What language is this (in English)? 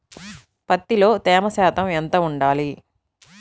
Telugu